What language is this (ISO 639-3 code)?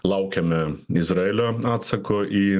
lit